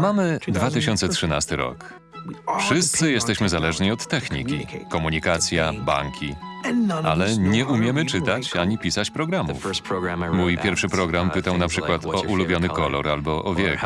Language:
Polish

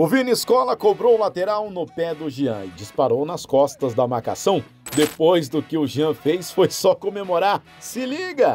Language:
Portuguese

